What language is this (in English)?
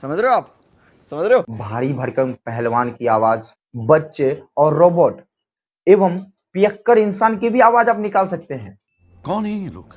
Hindi